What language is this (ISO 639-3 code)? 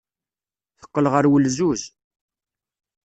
kab